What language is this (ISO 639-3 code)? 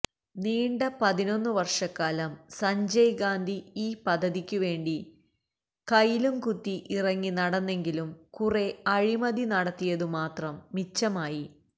mal